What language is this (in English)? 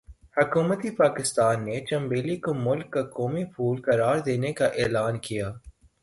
Urdu